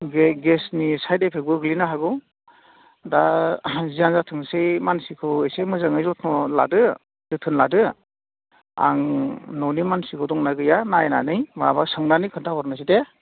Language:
Bodo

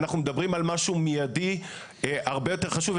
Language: Hebrew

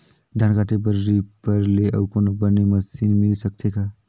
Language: Chhattisgarhi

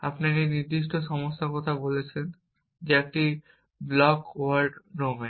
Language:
Bangla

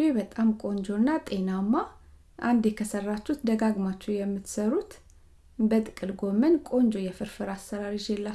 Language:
Amharic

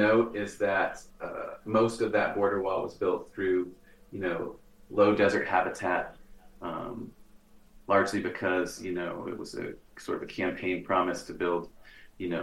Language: English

